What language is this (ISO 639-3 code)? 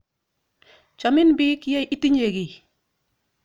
kln